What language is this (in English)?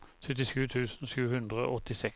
Norwegian